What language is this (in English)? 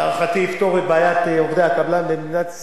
Hebrew